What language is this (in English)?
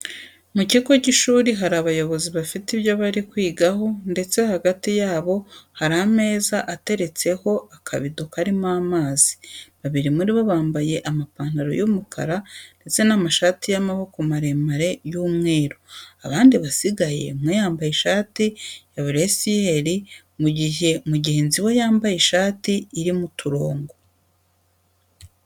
Kinyarwanda